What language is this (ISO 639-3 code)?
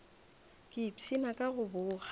nso